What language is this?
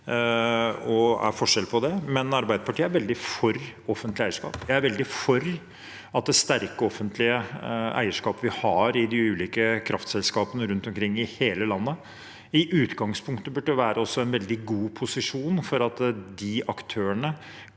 Norwegian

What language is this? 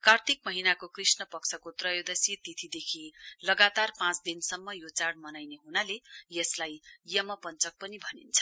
Nepali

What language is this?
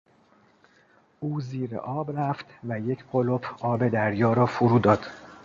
Persian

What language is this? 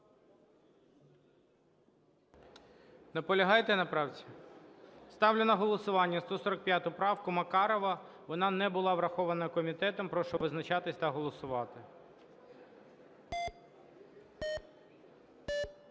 Ukrainian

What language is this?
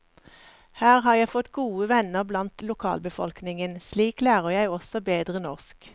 Norwegian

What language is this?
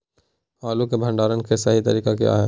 Magahi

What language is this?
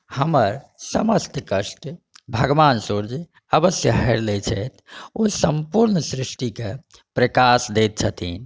Maithili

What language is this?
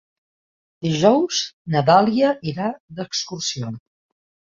Catalan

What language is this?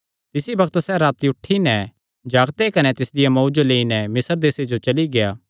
Kangri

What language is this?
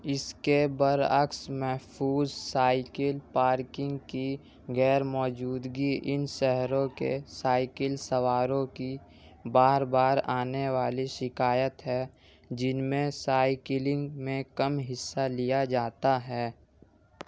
Urdu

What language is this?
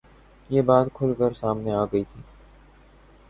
Urdu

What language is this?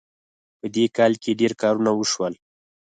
Pashto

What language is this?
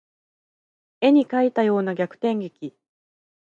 Japanese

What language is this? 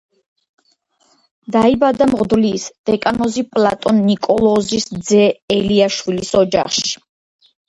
Georgian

